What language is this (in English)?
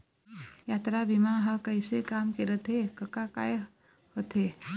Chhattisgarhi